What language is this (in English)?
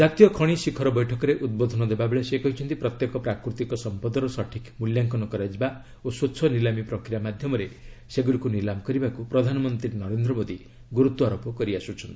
Odia